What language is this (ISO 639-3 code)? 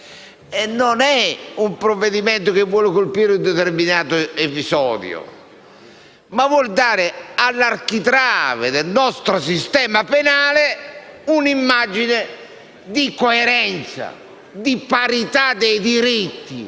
ita